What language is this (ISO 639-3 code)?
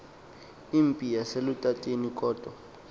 xho